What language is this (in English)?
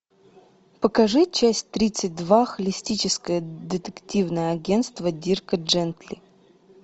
Russian